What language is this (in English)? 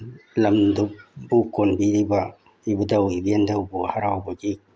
Manipuri